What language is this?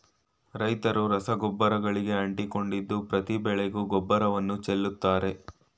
Kannada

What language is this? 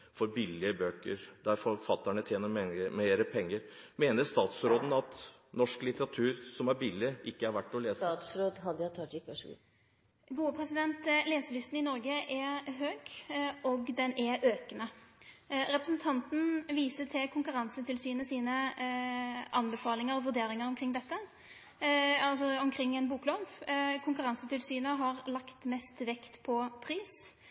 Norwegian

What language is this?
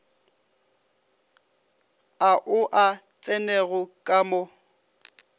Northern Sotho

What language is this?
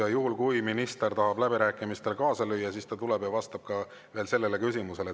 Estonian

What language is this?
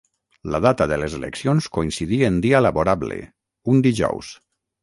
Catalan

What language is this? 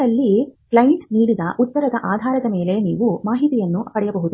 Kannada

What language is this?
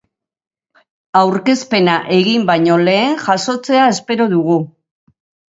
Basque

